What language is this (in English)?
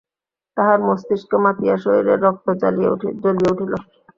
Bangla